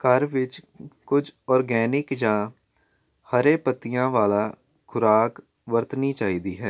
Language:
Punjabi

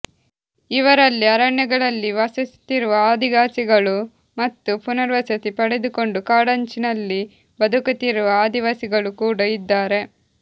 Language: Kannada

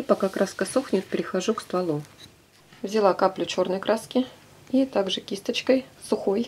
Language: Russian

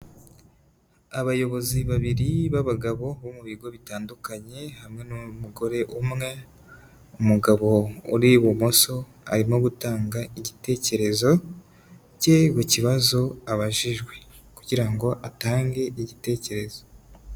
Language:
Kinyarwanda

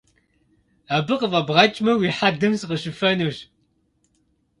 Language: Kabardian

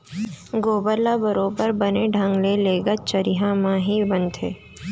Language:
Chhattisgarhi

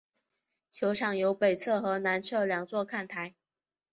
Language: Chinese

